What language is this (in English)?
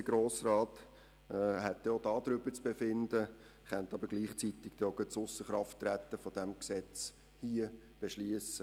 Swiss German